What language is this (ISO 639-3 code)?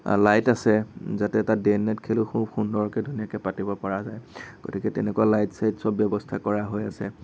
asm